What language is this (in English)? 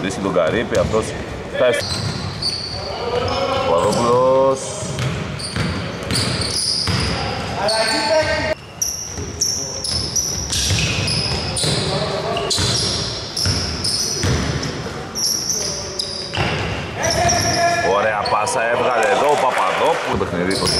Greek